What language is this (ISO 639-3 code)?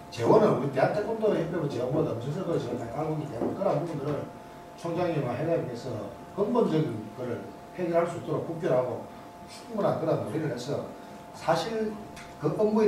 kor